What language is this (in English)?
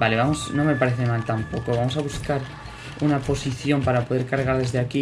Spanish